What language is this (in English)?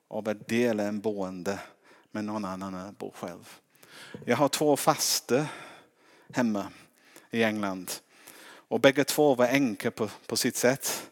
Swedish